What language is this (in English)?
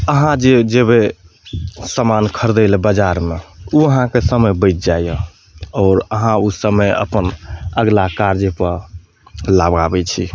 Maithili